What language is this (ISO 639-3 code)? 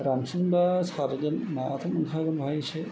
brx